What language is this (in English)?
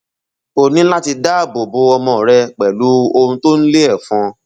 Yoruba